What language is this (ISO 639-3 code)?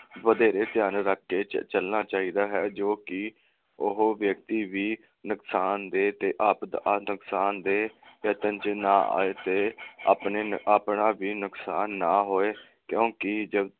pan